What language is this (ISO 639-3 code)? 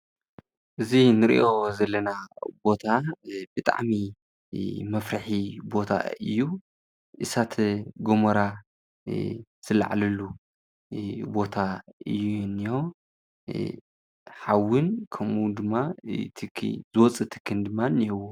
tir